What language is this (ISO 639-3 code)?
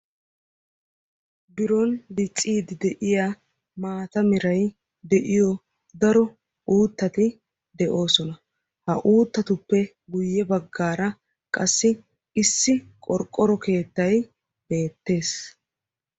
wal